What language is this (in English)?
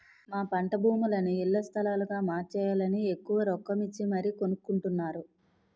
Telugu